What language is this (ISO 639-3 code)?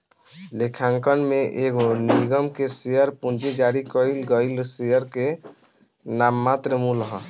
bho